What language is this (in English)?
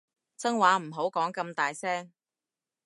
Cantonese